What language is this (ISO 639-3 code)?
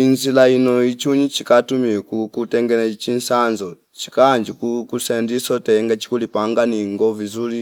fip